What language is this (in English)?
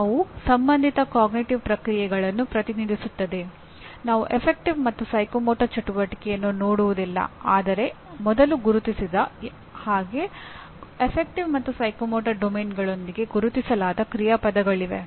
Kannada